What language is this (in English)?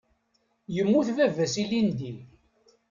Kabyle